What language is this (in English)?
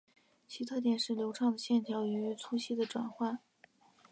Chinese